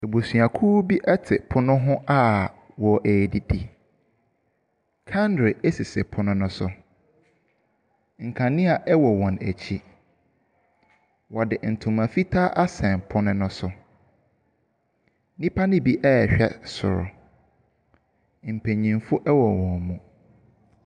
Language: Akan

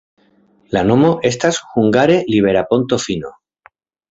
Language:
Esperanto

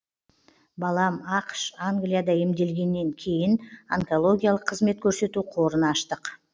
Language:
Kazakh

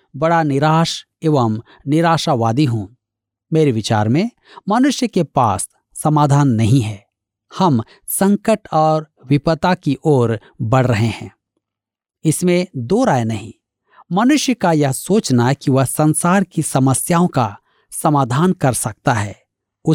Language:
Hindi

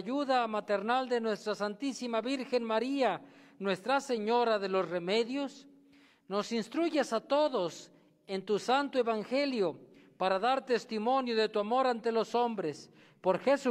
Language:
Spanish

